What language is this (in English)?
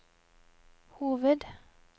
Norwegian